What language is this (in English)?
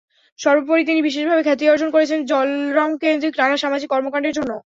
Bangla